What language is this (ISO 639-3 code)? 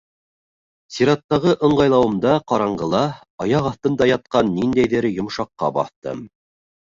bak